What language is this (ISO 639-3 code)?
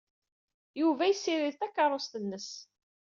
kab